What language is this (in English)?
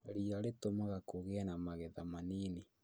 Kikuyu